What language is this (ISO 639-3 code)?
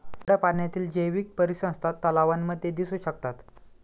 mar